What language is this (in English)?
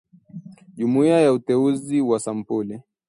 Swahili